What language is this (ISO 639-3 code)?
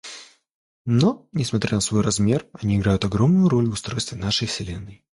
rus